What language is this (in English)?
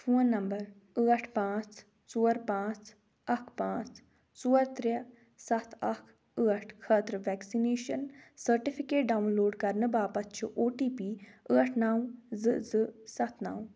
Kashmiri